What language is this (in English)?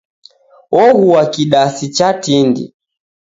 Taita